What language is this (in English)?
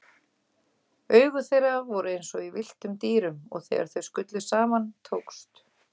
Icelandic